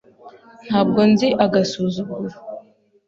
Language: Kinyarwanda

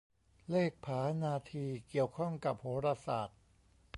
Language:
Thai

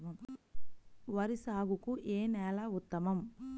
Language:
Telugu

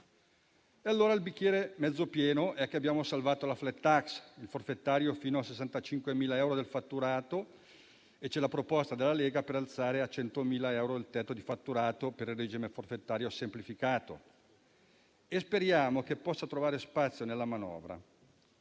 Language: Italian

